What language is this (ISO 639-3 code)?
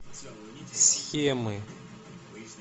rus